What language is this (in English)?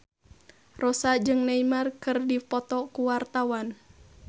Sundanese